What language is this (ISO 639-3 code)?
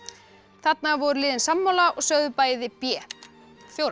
isl